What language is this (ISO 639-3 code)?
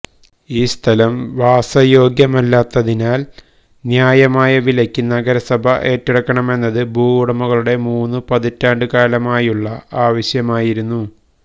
mal